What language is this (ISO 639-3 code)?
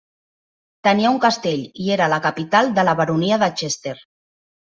cat